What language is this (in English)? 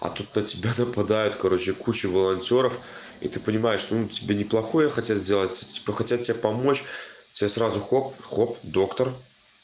Russian